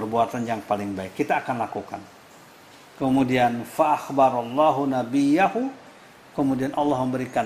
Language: Indonesian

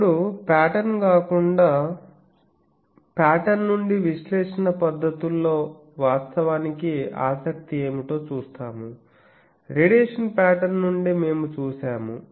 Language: Telugu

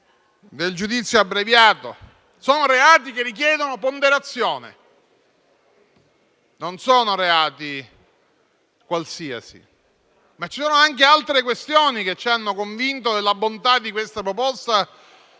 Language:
Italian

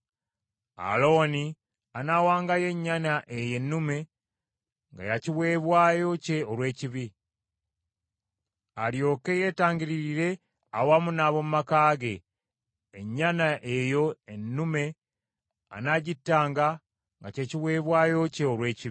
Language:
Ganda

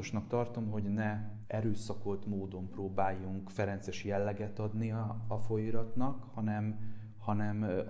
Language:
Hungarian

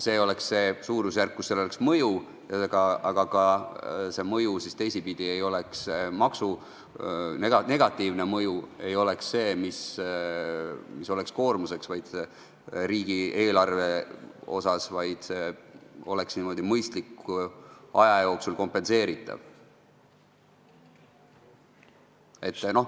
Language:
Estonian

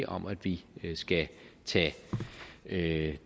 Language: Danish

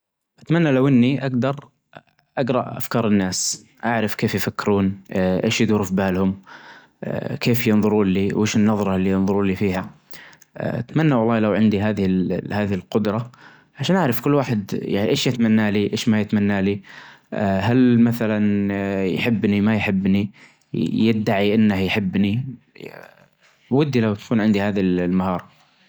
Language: Najdi Arabic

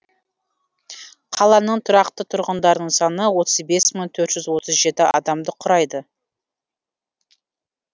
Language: Kazakh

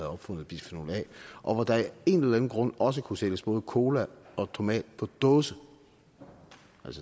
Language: Danish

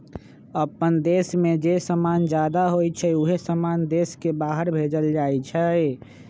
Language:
Magahi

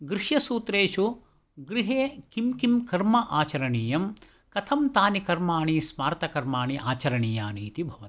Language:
Sanskrit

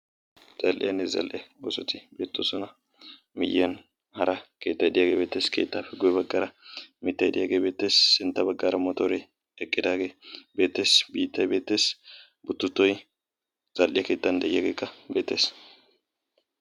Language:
Wolaytta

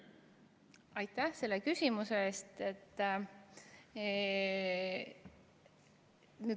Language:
Estonian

